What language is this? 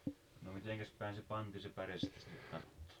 Finnish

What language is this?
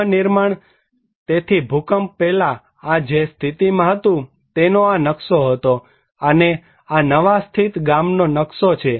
Gujarati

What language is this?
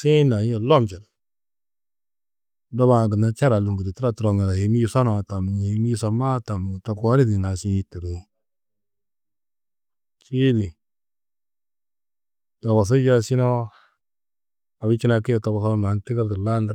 Tedaga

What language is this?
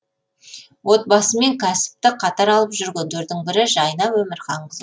Kazakh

